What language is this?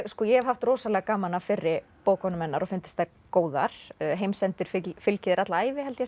Icelandic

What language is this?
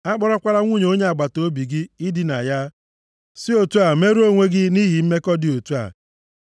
Igbo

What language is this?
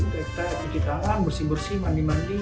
Indonesian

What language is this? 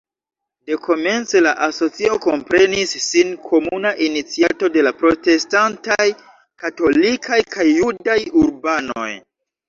Esperanto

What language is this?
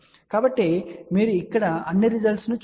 Telugu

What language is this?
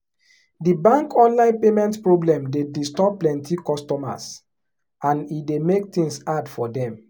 Nigerian Pidgin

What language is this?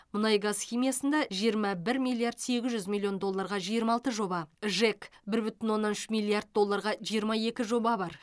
Kazakh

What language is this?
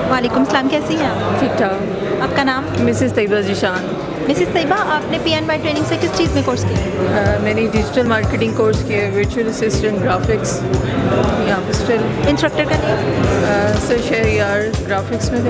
Romanian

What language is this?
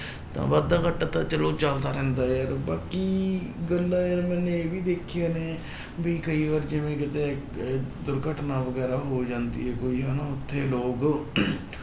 Punjabi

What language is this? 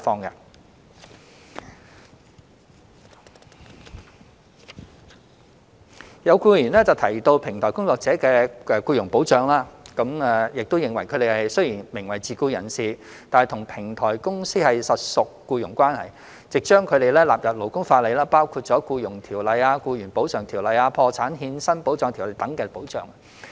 Cantonese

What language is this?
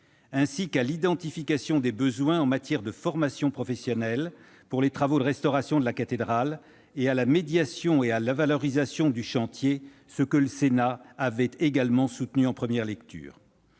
French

